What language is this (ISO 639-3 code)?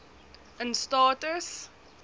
afr